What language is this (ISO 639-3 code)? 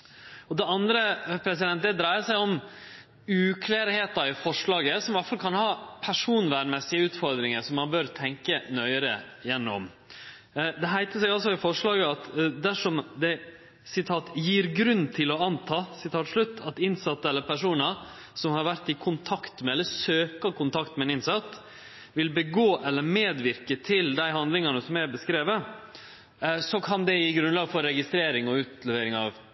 nno